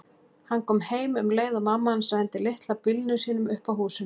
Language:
Icelandic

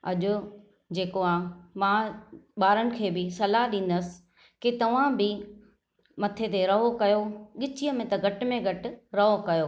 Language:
Sindhi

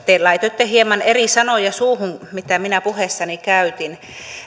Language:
Finnish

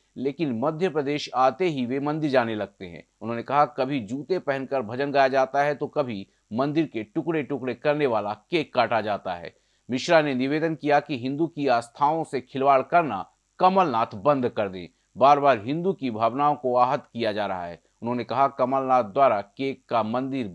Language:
Hindi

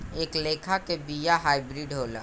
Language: Bhojpuri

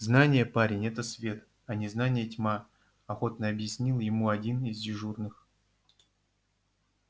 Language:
Russian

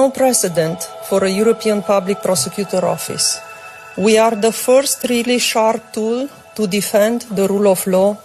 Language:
Czech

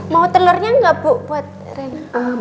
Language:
Indonesian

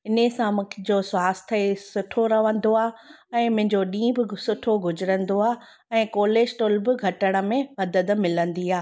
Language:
Sindhi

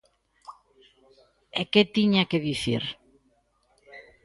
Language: Galician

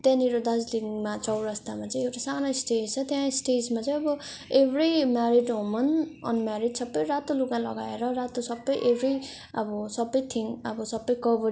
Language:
Nepali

